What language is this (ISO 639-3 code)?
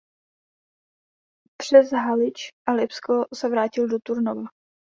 ces